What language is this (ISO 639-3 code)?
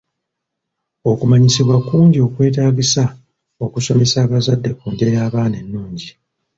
lug